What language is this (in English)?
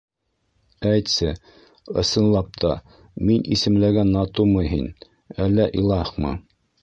Bashkir